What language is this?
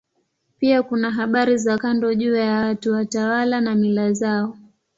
Swahili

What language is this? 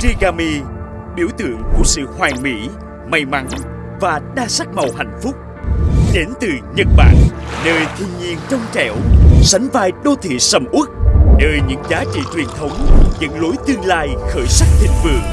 Vietnamese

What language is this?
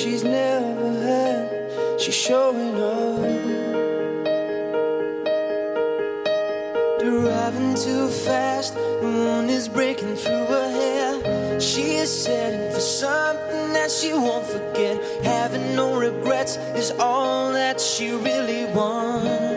Chinese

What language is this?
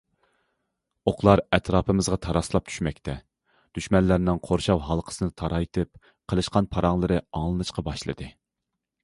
Uyghur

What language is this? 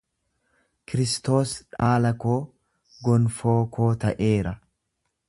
Oromo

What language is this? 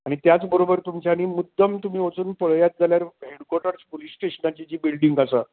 Konkani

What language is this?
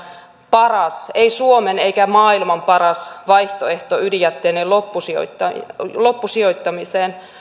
Finnish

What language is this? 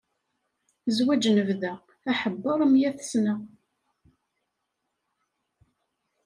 Kabyle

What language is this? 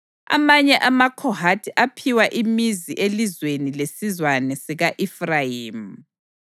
North Ndebele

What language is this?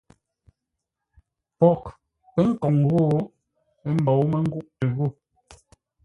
Ngombale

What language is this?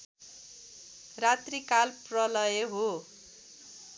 Nepali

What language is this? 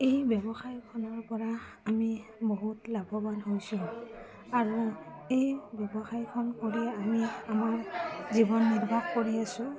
Assamese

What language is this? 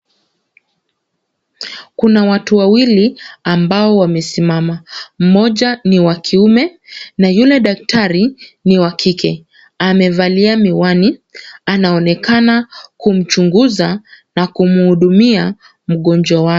Swahili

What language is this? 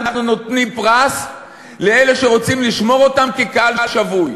Hebrew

